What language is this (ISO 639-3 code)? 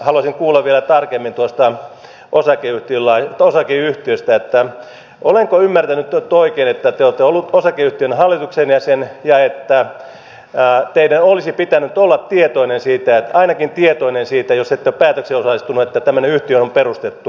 fin